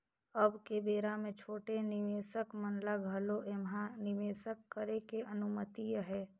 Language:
Chhattisgarhi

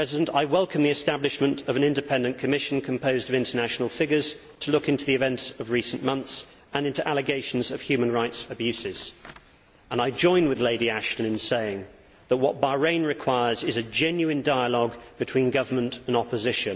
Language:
English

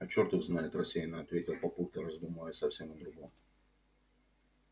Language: Russian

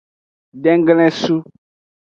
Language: Aja (Benin)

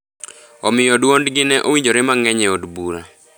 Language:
Luo (Kenya and Tanzania)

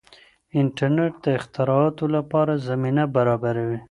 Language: Pashto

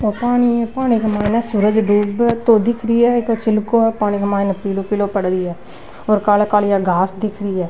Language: Rajasthani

